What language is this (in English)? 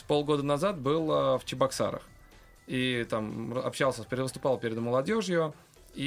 Russian